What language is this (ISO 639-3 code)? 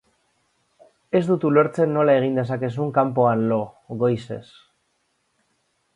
eus